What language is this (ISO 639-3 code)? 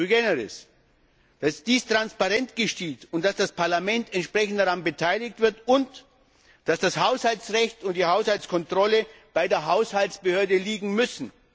deu